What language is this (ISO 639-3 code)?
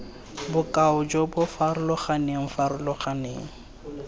tsn